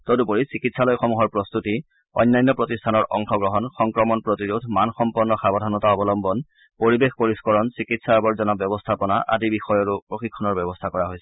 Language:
Assamese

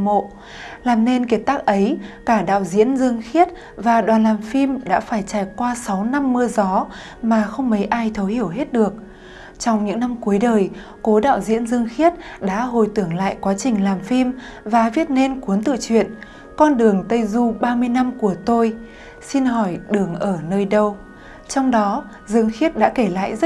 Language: Vietnamese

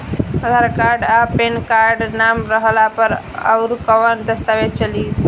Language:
Bhojpuri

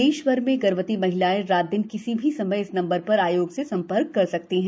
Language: Hindi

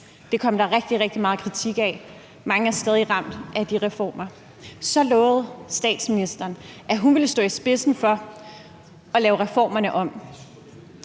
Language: Danish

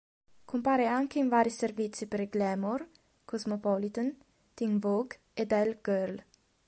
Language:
Italian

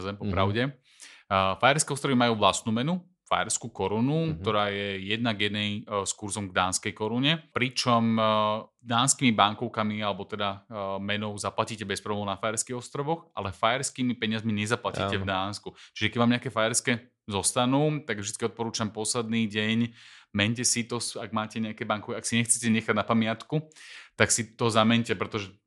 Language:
Slovak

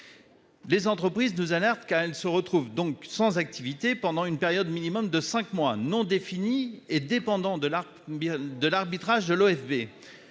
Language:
French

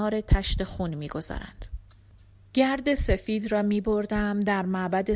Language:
Persian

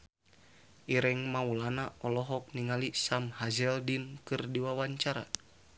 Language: Sundanese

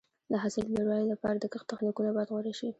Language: Pashto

